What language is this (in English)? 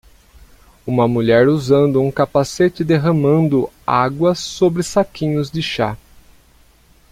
Portuguese